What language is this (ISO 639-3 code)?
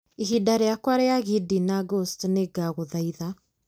kik